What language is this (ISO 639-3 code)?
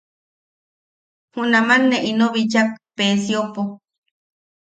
yaq